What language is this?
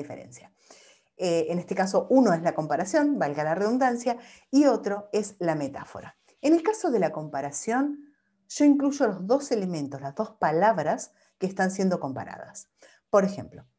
Spanish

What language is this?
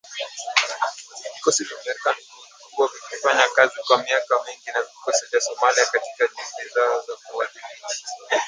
Swahili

